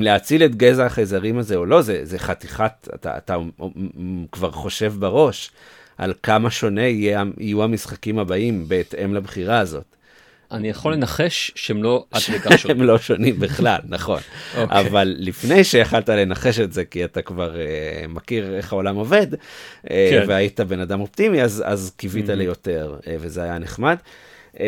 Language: Hebrew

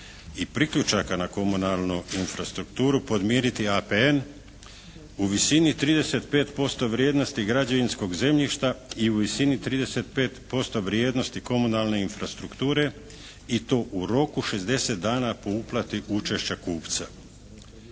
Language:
Croatian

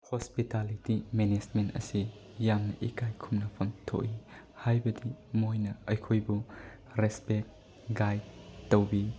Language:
Manipuri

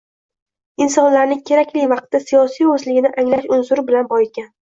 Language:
Uzbek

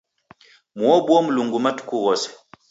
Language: Taita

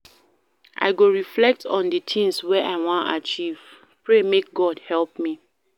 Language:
Nigerian Pidgin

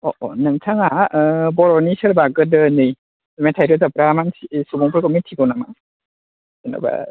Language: Bodo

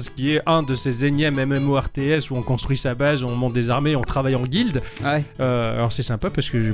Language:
French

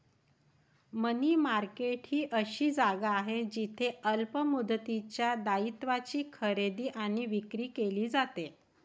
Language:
Marathi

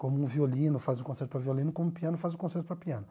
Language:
Portuguese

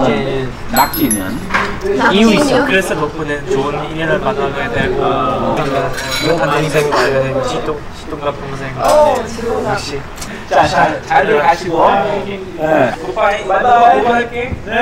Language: Korean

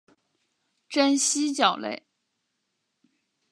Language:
Chinese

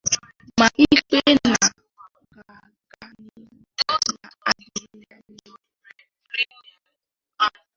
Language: Igbo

